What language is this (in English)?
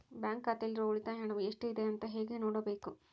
Kannada